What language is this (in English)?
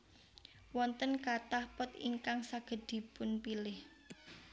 Javanese